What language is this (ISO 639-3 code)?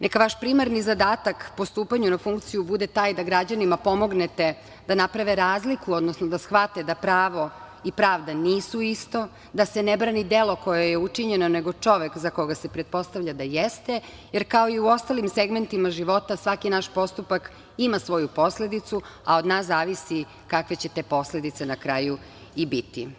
srp